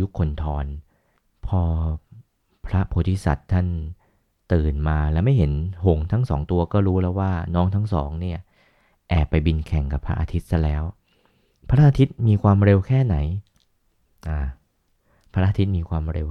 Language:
Thai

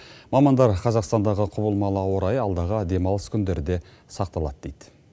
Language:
Kazakh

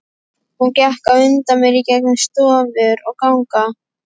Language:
Icelandic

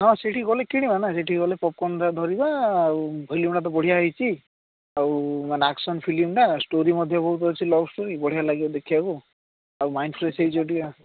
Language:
Odia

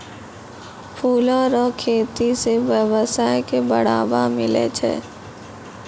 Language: Maithili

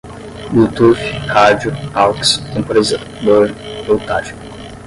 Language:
Portuguese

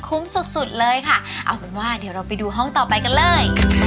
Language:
Thai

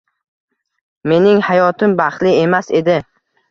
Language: Uzbek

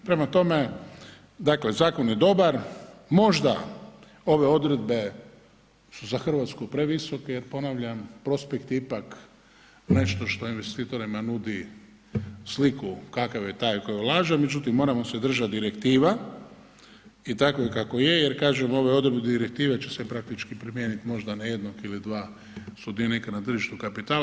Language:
Croatian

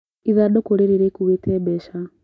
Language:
Kikuyu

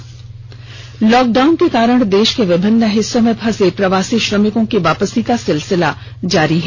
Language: Hindi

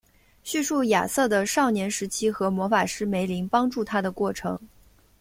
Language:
Chinese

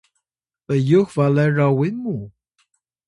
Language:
Atayal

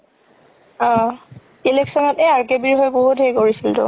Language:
Assamese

